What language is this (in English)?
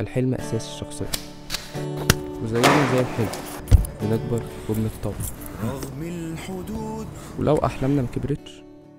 Arabic